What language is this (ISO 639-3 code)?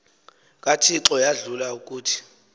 xho